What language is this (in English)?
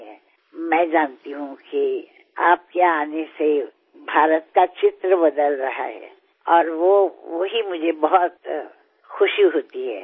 Gujarati